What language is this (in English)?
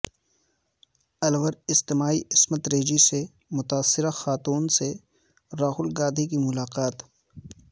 Urdu